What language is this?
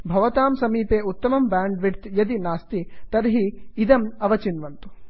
Sanskrit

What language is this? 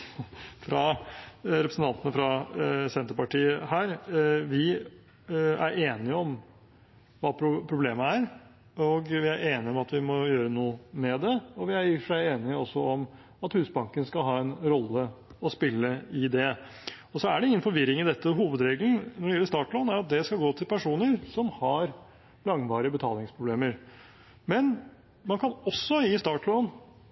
Norwegian Bokmål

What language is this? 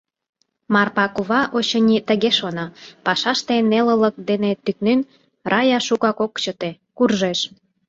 Mari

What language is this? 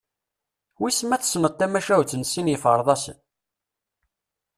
Kabyle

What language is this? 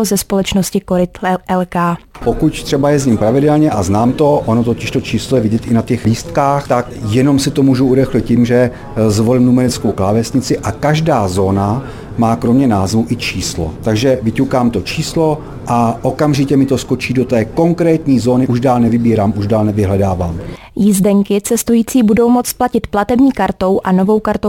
Czech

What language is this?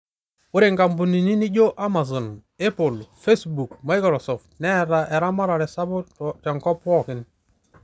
Masai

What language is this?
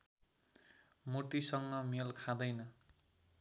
Nepali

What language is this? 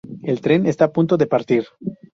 Spanish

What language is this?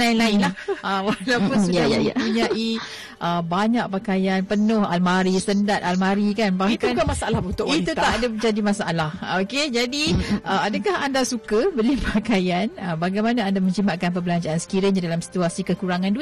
Malay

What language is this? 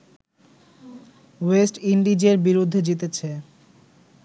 Bangla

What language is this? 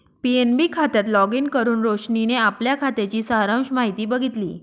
Marathi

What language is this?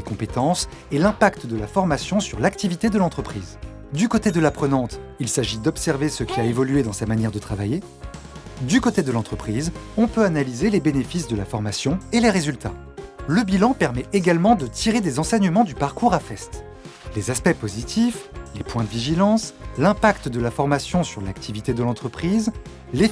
French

